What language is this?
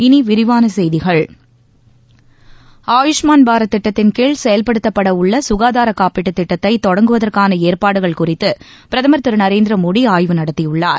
Tamil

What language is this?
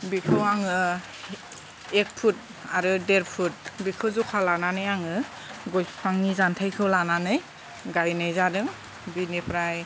Bodo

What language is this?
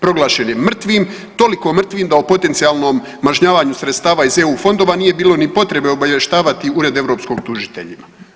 Croatian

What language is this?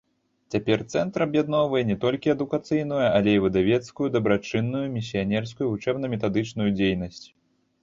Belarusian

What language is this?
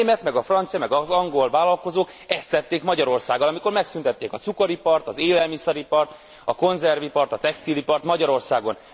Hungarian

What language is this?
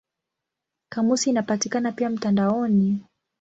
Swahili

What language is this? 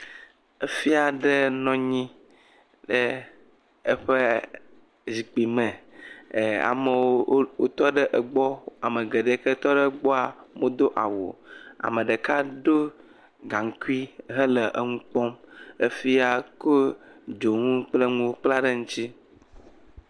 Ewe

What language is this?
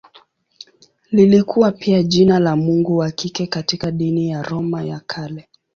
Swahili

